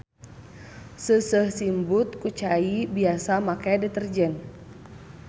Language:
Sundanese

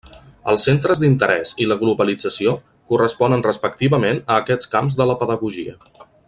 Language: Catalan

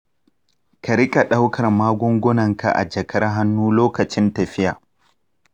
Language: Hausa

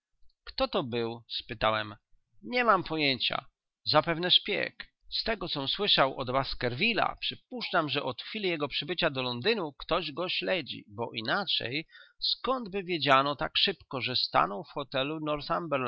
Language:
Polish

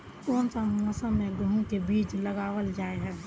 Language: Magahi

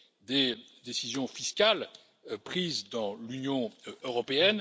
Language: French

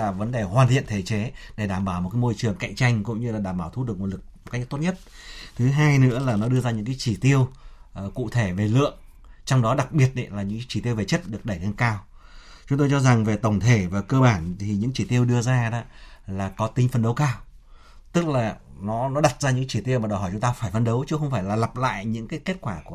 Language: Vietnamese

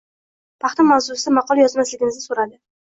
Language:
Uzbek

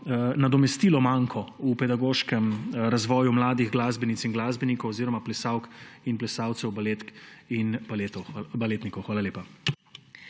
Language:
Slovenian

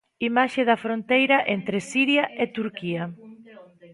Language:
Galician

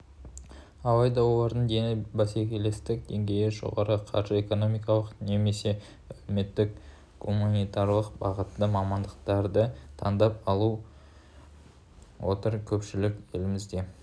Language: Kazakh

